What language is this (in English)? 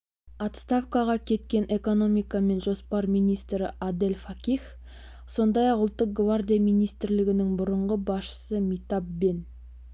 Kazakh